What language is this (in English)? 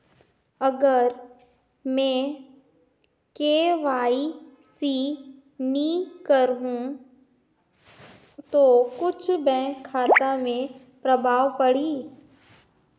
Chhattisgarhi